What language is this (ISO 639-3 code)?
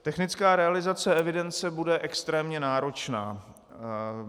ces